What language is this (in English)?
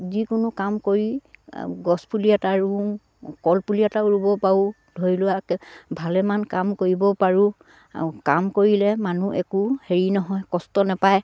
Assamese